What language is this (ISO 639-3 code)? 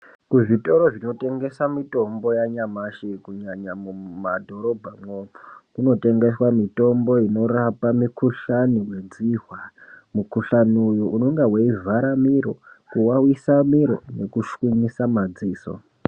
ndc